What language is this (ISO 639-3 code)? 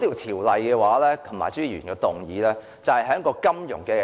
yue